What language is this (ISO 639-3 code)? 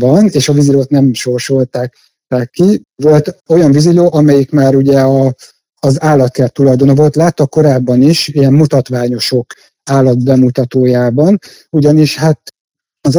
hun